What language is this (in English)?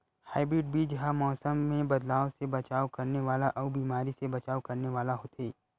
Chhattisgarhi